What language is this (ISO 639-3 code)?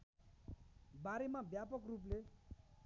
nep